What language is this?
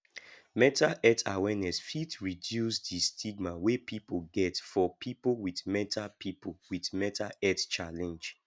Nigerian Pidgin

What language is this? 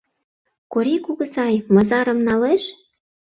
Mari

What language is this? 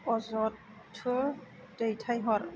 Bodo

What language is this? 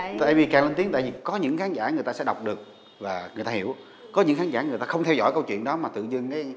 Vietnamese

